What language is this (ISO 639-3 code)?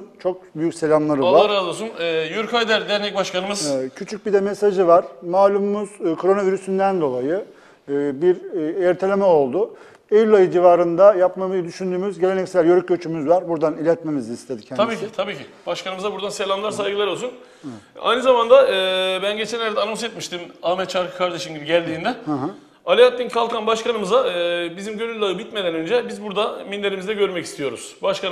tur